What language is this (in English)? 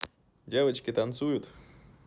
Russian